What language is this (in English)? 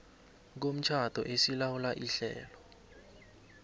South Ndebele